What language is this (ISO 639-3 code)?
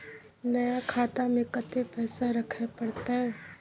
mai